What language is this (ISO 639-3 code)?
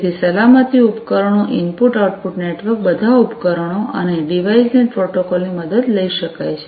guj